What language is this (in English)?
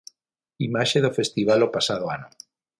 Galician